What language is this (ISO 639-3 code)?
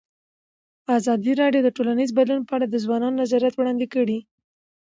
pus